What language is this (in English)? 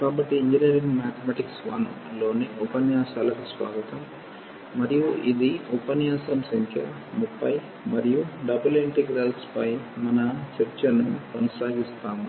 Telugu